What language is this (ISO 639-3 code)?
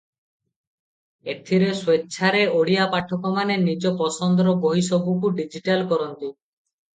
ori